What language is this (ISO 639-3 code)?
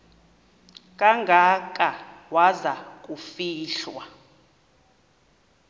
xho